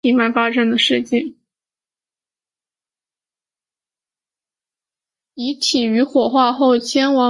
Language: Chinese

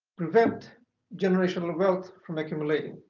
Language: English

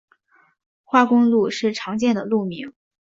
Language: Chinese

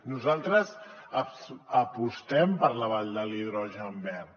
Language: Catalan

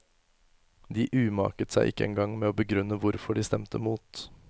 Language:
Norwegian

